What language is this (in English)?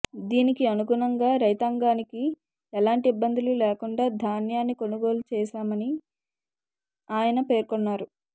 Telugu